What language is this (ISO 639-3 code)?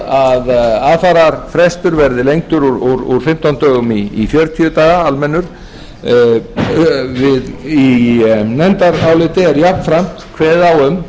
isl